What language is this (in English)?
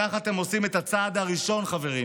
Hebrew